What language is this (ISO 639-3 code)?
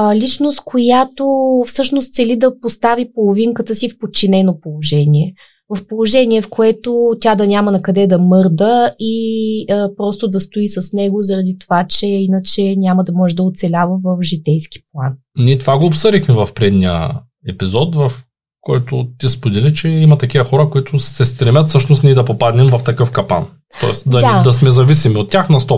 bul